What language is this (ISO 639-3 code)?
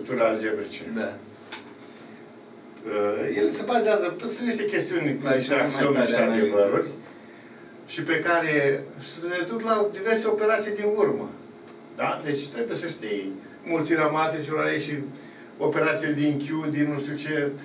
ron